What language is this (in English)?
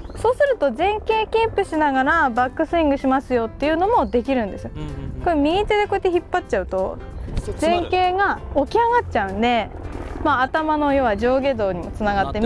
Japanese